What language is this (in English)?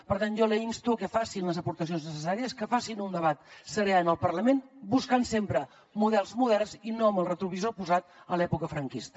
Catalan